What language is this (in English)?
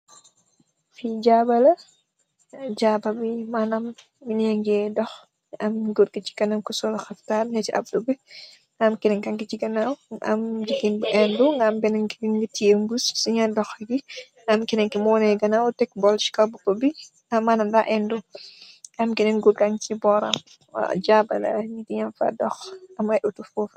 Wolof